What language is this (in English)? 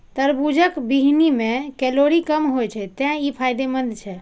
Maithili